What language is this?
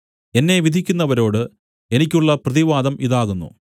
Malayalam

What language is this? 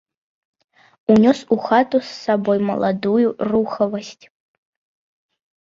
Belarusian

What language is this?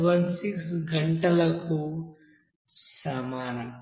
Telugu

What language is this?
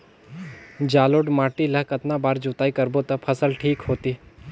Chhattisgarhi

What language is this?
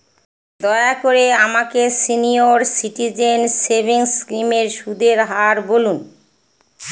Bangla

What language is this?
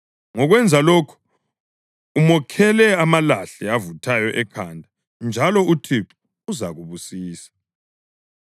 North Ndebele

